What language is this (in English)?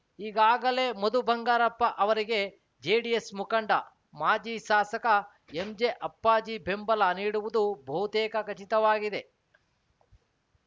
Kannada